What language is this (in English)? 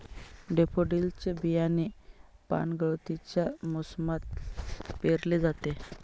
Marathi